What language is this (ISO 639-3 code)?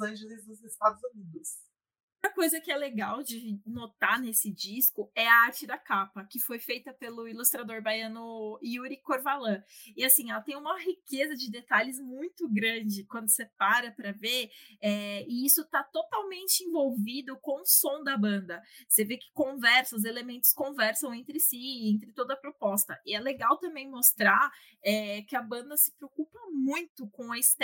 por